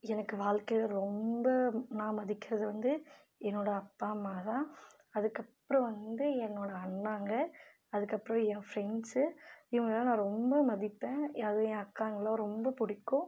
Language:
Tamil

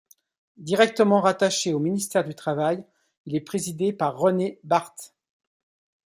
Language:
French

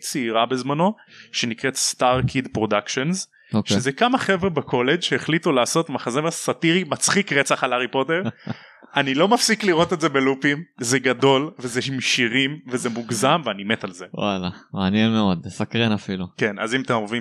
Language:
Hebrew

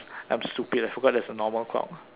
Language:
English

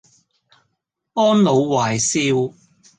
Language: Cantonese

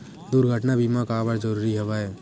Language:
Chhattisgarhi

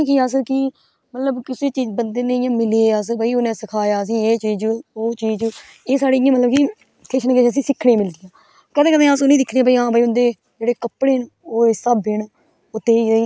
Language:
Dogri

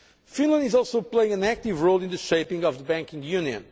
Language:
English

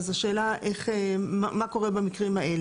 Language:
Hebrew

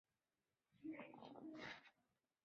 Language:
Chinese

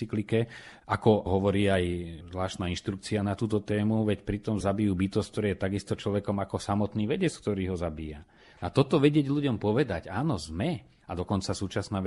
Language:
Slovak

